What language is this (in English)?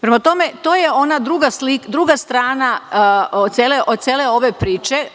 Serbian